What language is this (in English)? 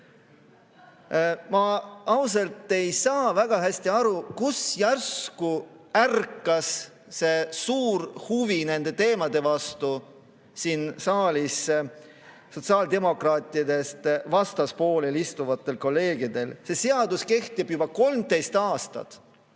Estonian